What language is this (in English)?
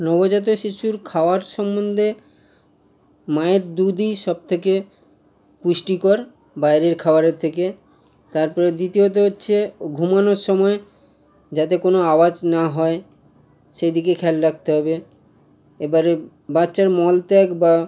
Bangla